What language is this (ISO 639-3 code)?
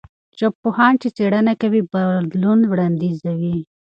pus